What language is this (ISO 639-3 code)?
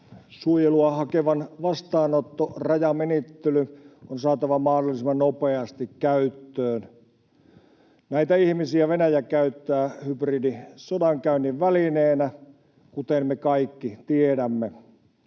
fin